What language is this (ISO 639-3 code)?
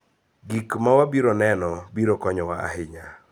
luo